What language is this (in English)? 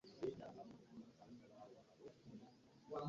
Ganda